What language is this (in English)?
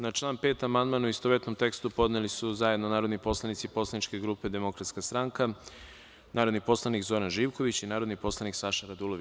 Serbian